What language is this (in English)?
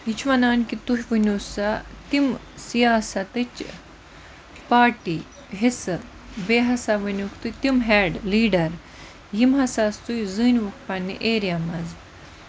Kashmiri